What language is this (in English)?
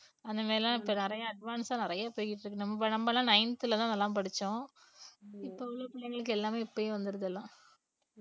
Tamil